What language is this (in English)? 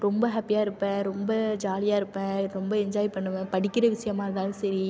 Tamil